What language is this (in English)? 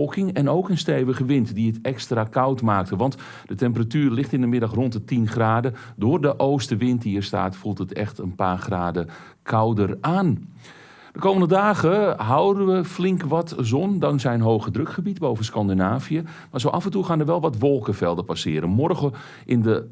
Dutch